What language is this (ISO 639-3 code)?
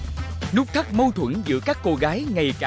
vie